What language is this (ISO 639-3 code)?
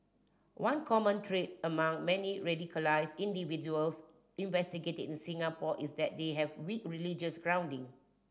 eng